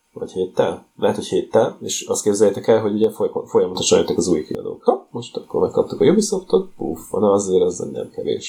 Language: Hungarian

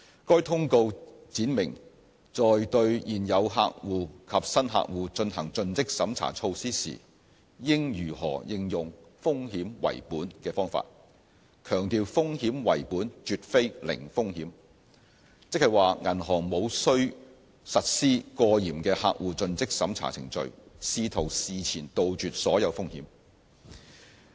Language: Cantonese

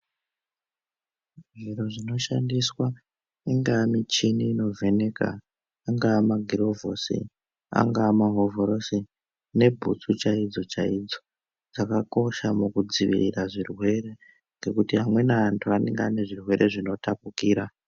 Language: Ndau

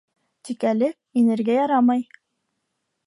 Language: Bashkir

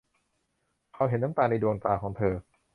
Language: Thai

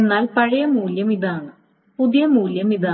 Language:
Malayalam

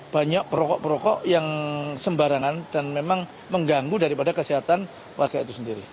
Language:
Indonesian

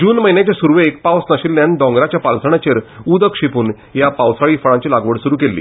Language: Konkani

